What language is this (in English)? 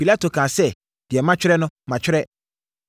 Akan